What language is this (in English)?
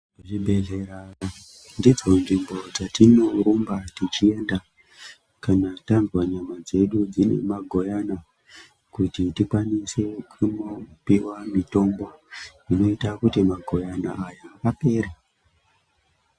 Ndau